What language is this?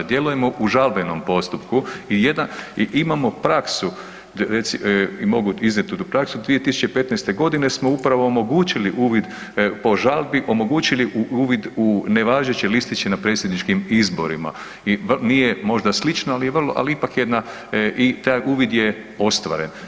Croatian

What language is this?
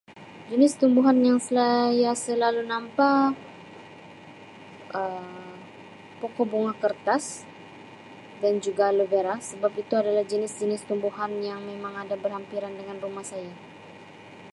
Sabah Malay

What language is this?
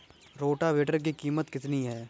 Hindi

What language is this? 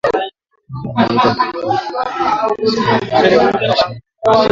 Swahili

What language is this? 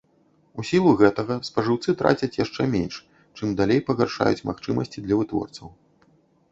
Belarusian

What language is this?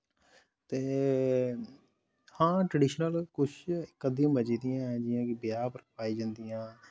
Dogri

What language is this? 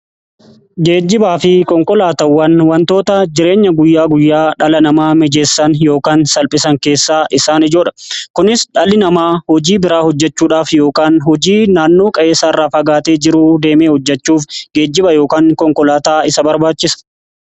Oromo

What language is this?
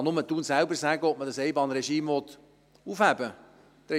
Swiss German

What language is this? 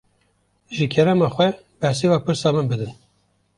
Kurdish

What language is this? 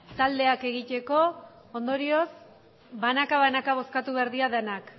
Basque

